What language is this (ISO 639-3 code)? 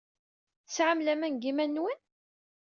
kab